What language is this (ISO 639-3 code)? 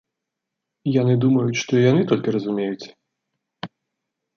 bel